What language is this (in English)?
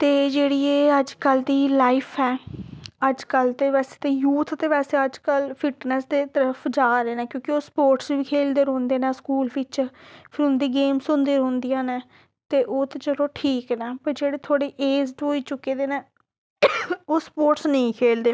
Dogri